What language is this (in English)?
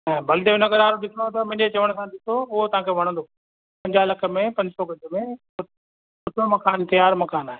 Sindhi